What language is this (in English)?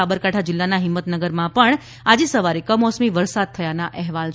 Gujarati